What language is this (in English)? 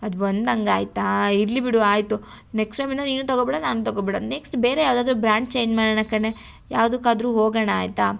Kannada